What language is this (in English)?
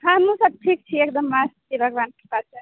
Maithili